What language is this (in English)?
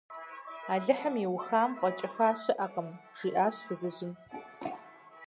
Kabardian